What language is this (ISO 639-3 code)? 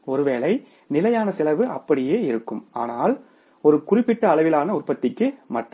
tam